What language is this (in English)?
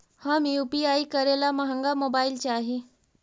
Magahi